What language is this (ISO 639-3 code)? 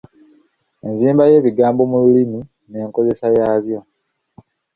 lug